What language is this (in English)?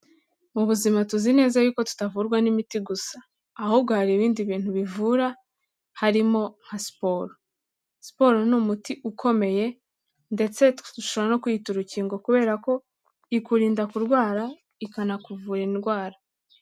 Kinyarwanda